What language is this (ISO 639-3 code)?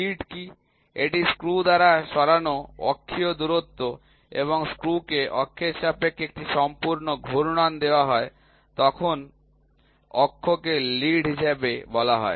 ben